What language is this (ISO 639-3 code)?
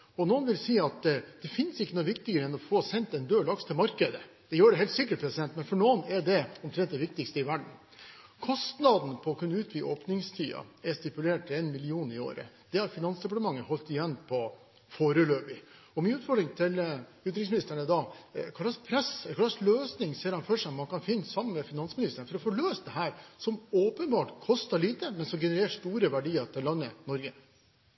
nob